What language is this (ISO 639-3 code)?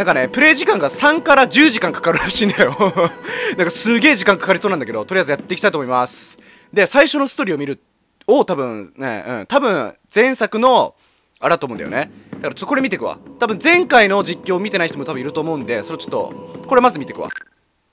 jpn